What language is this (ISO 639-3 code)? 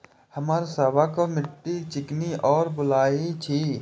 mai